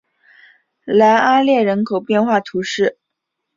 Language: Chinese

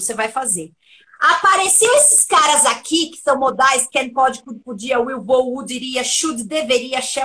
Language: Portuguese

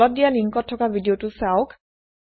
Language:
Assamese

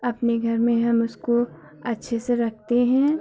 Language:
Hindi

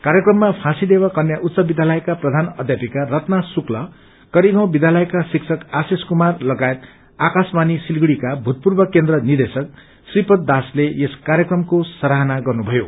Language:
Nepali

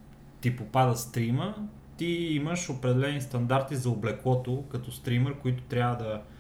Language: Bulgarian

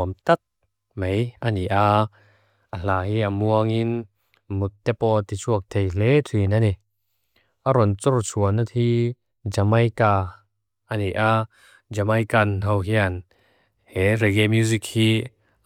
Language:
Mizo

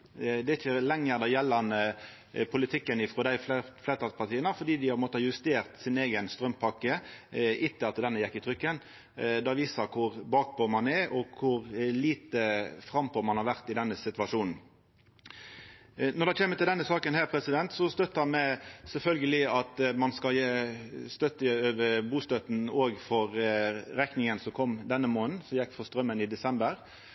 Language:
Norwegian Nynorsk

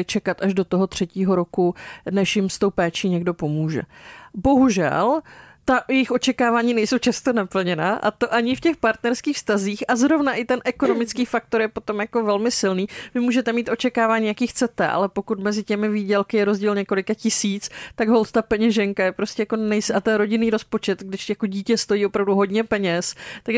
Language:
Czech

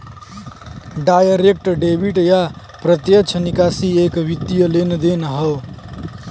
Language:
Bhojpuri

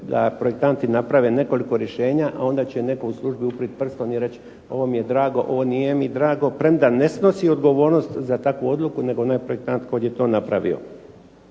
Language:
Croatian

